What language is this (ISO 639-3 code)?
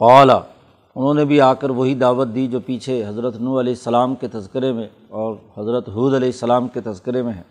urd